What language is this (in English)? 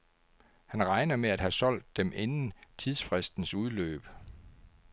Danish